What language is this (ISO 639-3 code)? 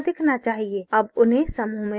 hin